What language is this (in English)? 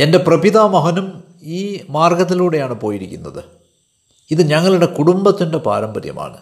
Malayalam